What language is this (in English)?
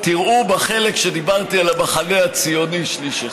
Hebrew